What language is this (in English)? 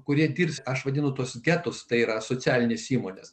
Lithuanian